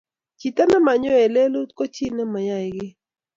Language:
Kalenjin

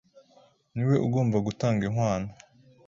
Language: Kinyarwanda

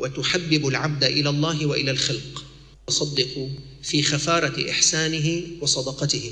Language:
Arabic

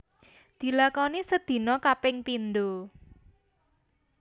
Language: Javanese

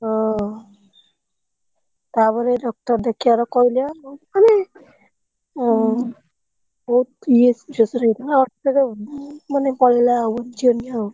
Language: Odia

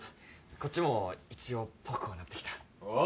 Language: Japanese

